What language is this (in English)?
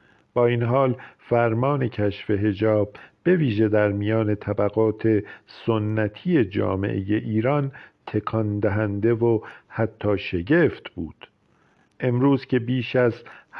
Persian